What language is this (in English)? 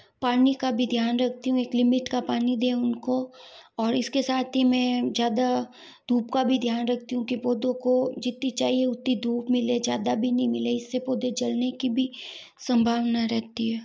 Hindi